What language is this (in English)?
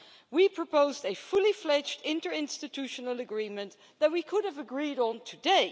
English